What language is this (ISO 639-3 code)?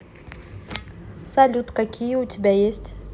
rus